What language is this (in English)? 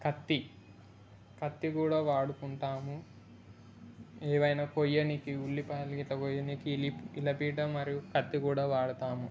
Telugu